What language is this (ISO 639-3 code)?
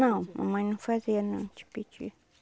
por